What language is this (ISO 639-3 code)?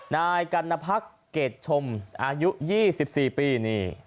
tha